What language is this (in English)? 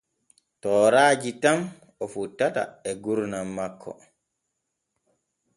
Borgu Fulfulde